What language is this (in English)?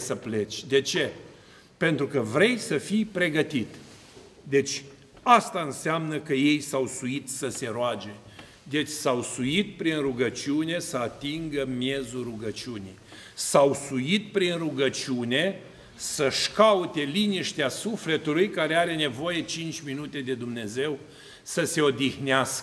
Romanian